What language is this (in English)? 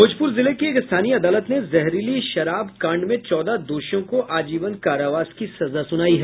Hindi